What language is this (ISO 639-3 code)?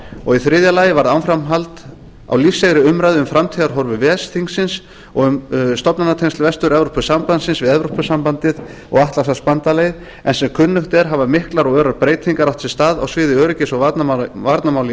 isl